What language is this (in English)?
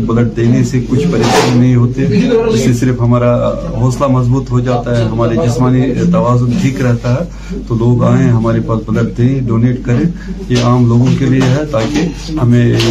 Urdu